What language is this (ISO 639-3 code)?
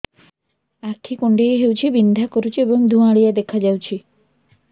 ori